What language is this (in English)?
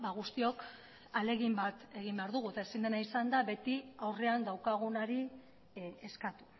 Basque